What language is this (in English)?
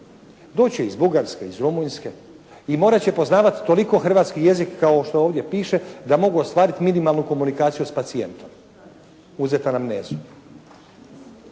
Croatian